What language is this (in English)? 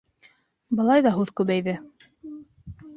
Bashkir